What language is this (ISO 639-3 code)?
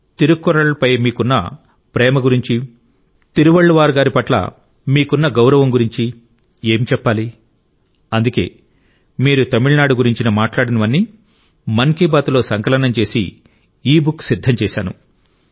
tel